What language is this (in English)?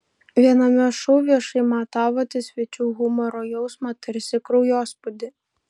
Lithuanian